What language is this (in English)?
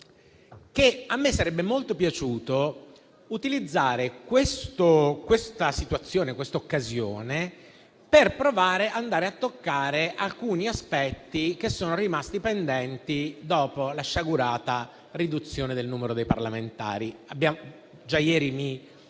Italian